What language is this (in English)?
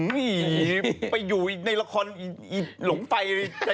Thai